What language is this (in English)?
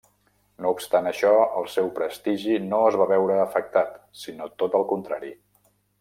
Catalan